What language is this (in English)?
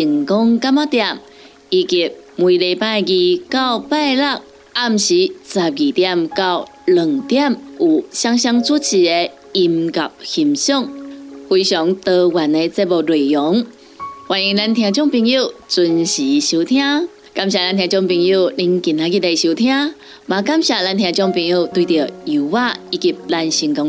Chinese